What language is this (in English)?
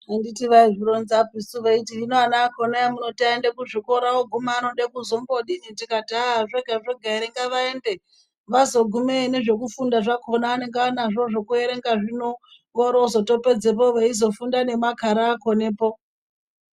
Ndau